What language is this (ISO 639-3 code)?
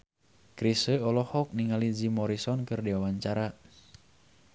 sun